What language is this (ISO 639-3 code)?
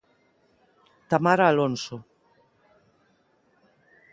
glg